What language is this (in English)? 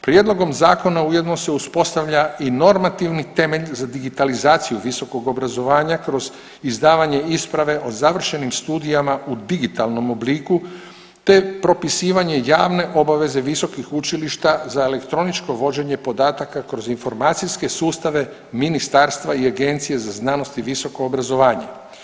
Croatian